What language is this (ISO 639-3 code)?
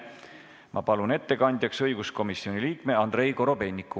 est